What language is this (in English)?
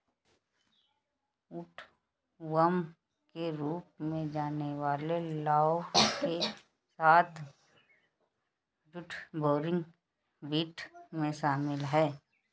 Hindi